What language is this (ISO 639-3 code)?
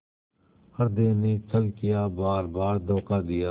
hin